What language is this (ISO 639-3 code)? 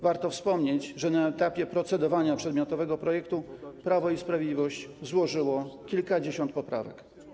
pol